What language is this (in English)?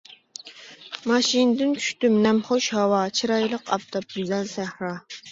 Uyghur